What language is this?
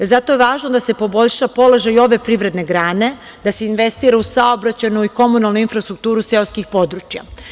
Serbian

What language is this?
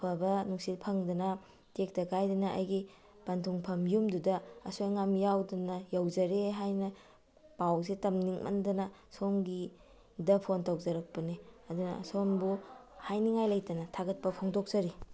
Manipuri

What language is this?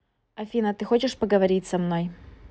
Russian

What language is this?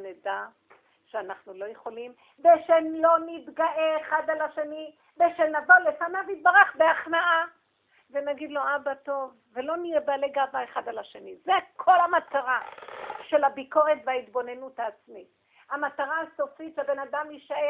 Hebrew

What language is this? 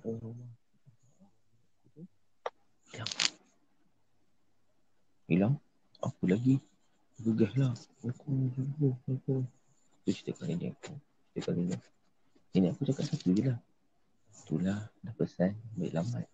Malay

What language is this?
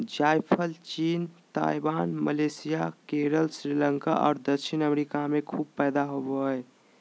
Magahi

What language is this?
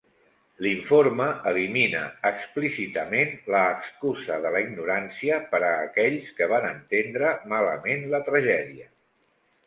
Catalan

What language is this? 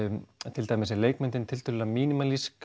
Icelandic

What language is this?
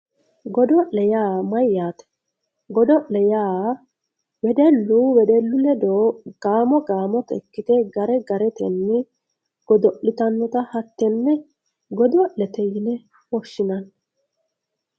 Sidamo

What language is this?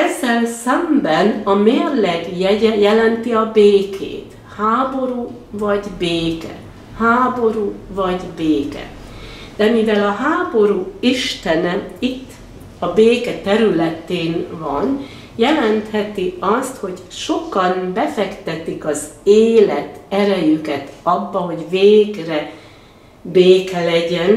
Hungarian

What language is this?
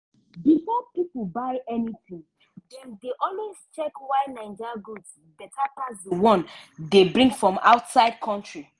Nigerian Pidgin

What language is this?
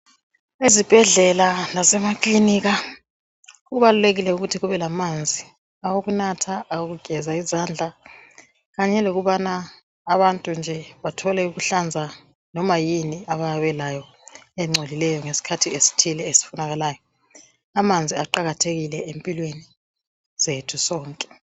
North Ndebele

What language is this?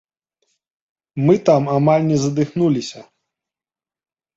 Belarusian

